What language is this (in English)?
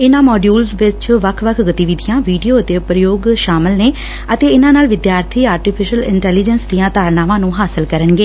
Punjabi